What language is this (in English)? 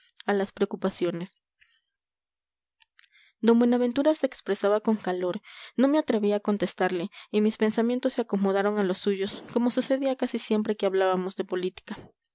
Spanish